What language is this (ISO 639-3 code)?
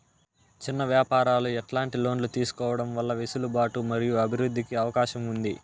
tel